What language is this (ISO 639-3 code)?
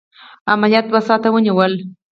pus